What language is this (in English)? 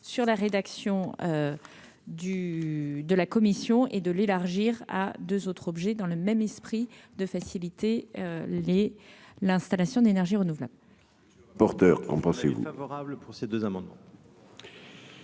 French